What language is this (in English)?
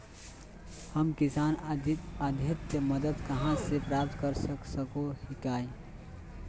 Magahi